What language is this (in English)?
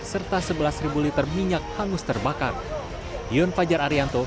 Indonesian